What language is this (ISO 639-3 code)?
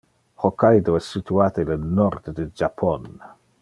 ina